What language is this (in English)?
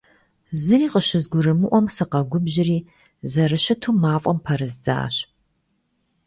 Kabardian